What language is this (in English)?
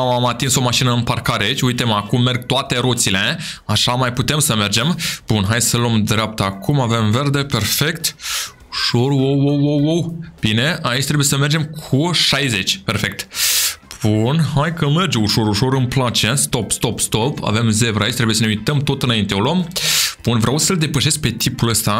Romanian